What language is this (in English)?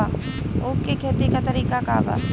Bhojpuri